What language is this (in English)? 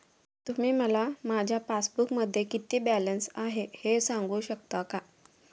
Marathi